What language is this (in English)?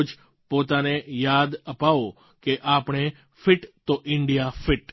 Gujarati